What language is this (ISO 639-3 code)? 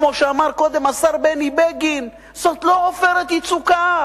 heb